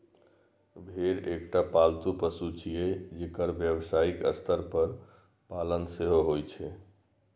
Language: Maithili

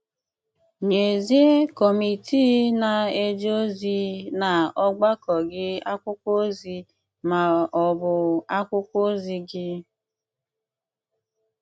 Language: Igbo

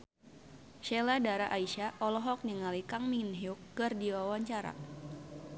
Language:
Sundanese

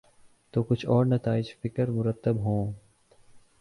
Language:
Urdu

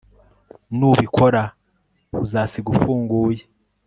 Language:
Kinyarwanda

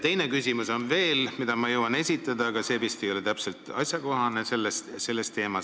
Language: Estonian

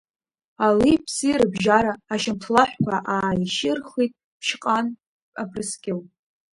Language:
Abkhazian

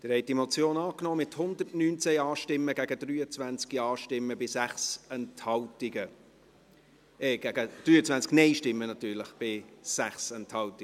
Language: Swiss German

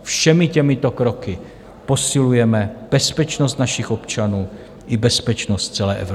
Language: Czech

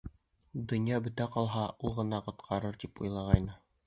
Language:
Bashkir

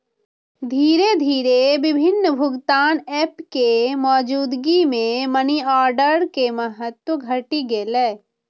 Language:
Maithili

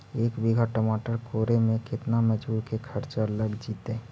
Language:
Magahi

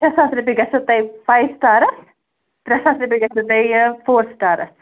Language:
Kashmiri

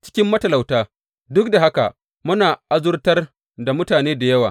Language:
Hausa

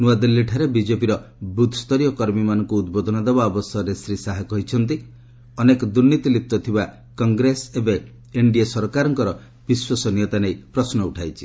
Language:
Odia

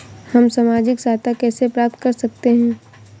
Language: Hindi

